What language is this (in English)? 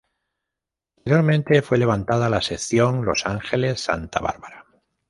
Spanish